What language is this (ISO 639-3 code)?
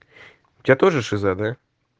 rus